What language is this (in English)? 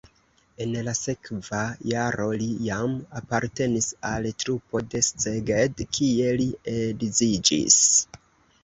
Esperanto